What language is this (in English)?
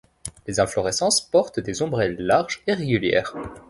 French